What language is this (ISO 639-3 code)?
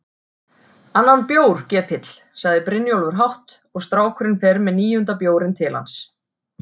isl